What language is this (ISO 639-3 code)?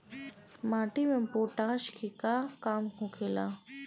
bho